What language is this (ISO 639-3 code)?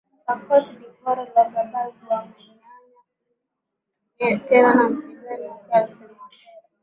swa